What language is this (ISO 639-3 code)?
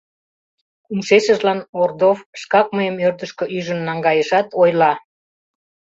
chm